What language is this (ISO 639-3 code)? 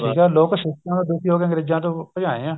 pan